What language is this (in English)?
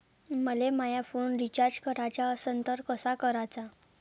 Marathi